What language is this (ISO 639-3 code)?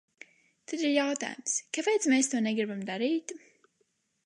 lav